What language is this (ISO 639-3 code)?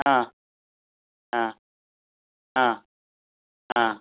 san